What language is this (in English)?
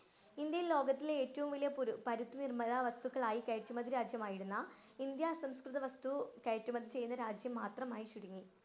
Malayalam